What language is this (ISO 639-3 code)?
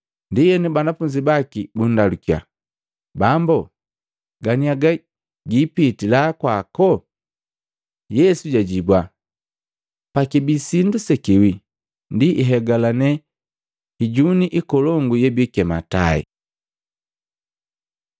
mgv